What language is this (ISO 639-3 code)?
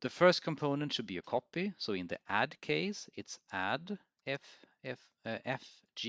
eng